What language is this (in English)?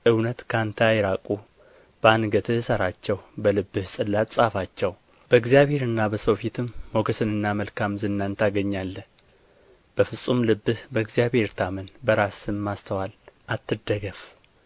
Amharic